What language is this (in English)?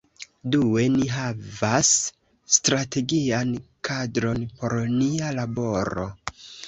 Esperanto